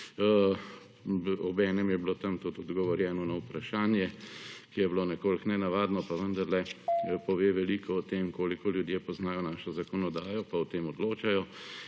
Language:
Slovenian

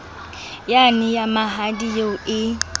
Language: Southern Sotho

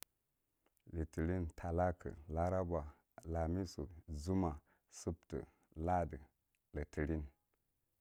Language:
Marghi Central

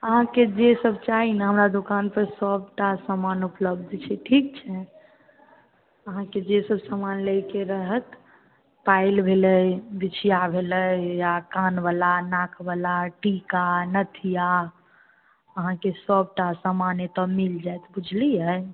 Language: Maithili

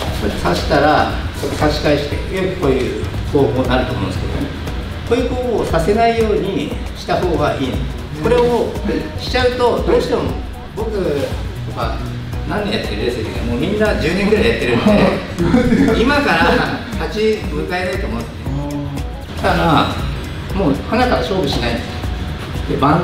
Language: Japanese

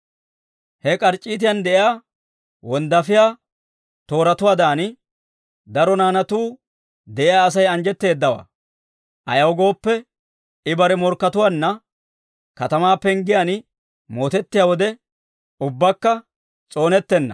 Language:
Dawro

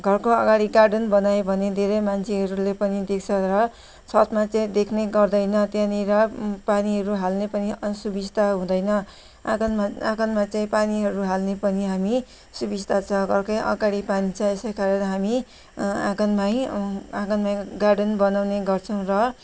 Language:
Nepali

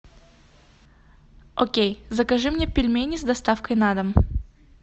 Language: Russian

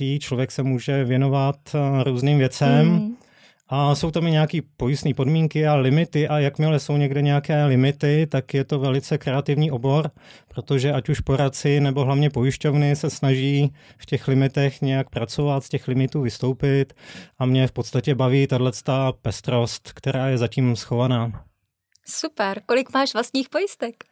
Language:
Czech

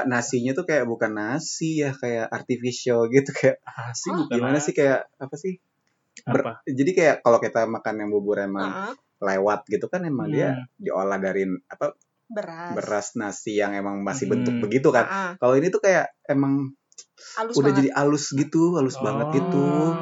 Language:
Indonesian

